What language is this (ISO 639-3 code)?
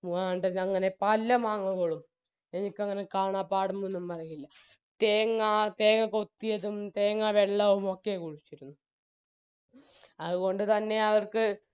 mal